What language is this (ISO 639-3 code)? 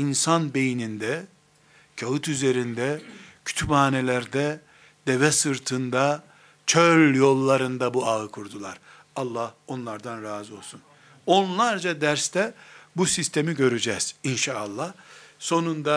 tur